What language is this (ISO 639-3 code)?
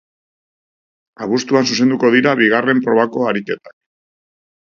eus